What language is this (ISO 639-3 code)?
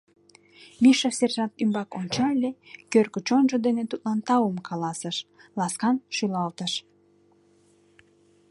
chm